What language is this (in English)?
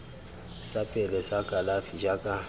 Tswana